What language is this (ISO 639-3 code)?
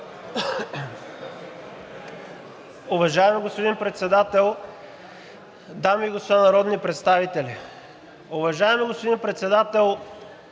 bul